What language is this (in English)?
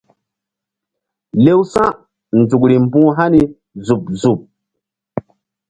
Mbum